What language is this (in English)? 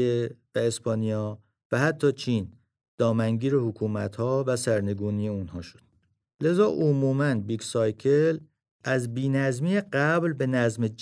Persian